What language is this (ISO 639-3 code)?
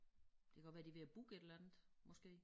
dan